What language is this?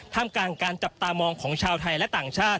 Thai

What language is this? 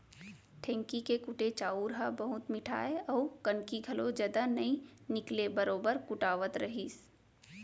Chhattisgarhi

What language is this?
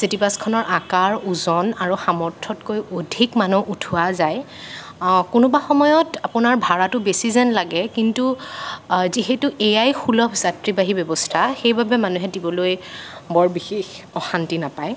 Assamese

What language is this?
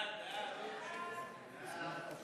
Hebrew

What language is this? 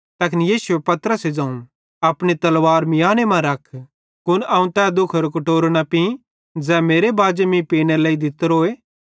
Bhadrawahi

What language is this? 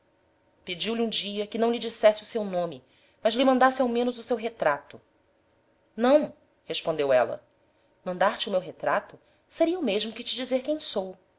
Portuguese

